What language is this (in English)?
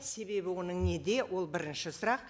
Kazakh